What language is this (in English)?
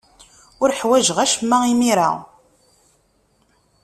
Kabyle